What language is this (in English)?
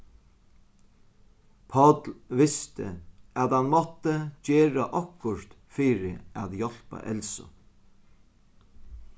Faroese